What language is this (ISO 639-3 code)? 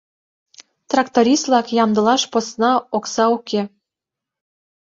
chm